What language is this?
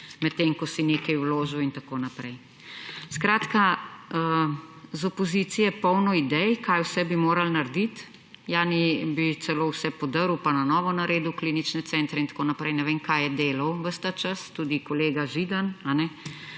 Slovenian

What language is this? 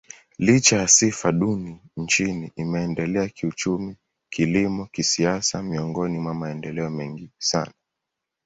Swahili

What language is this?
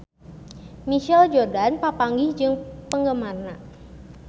Sundanese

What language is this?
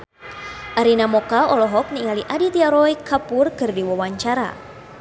Sundanese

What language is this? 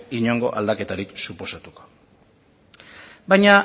Basque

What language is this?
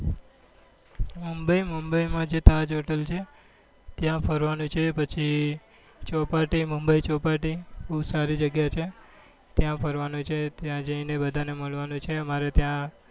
Gujarati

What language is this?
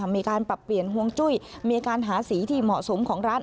Thai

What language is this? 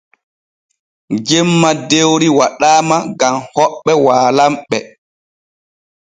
Borgu Fulfulde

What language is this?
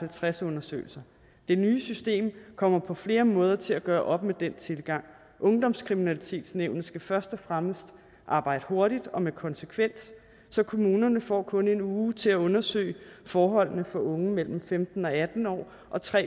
Danish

